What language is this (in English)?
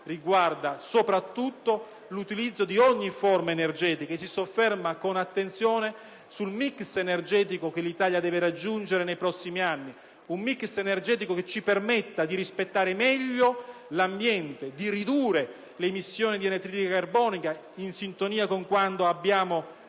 Italian